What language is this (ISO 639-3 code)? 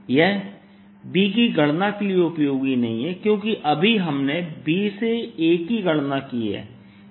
hin